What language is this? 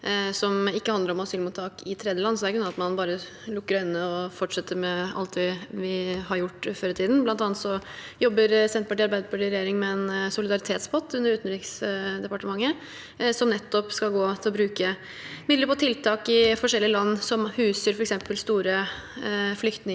Norwegian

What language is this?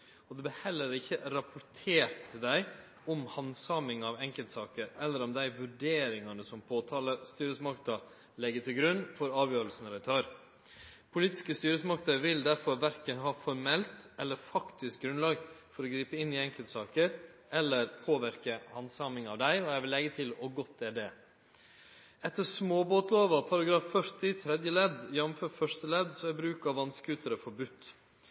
Norwegian Nynorsk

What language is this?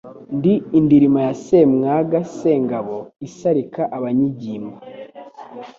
Kinyarwanda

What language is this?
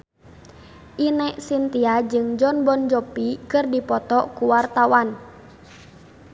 Sundanese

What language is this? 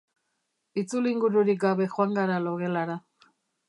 Basque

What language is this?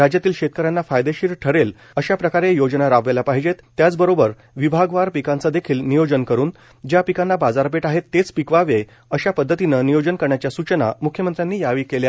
Marathi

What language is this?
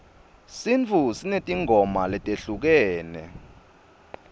Swati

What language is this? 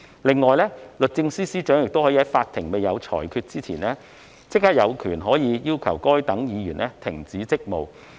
Cantonese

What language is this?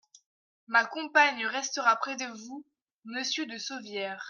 French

